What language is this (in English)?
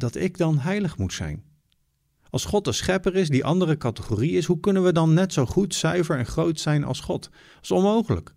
Dutch